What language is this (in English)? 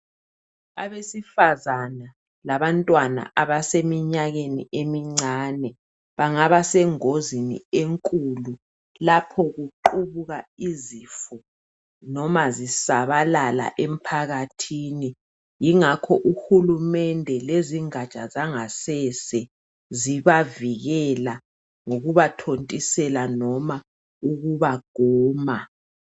North Ndebele